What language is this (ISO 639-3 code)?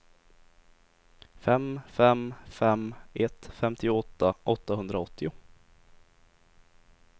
swe